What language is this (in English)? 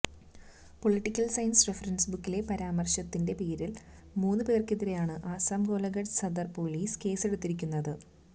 Malayalam